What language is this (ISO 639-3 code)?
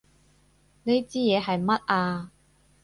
yue